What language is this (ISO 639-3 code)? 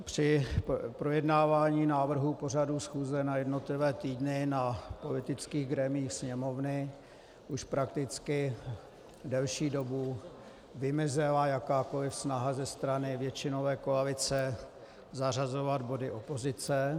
ces